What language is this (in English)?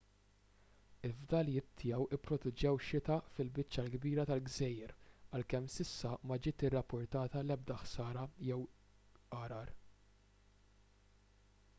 Maltese